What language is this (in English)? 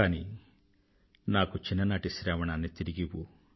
Telugu